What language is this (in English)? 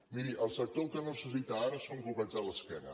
Catalan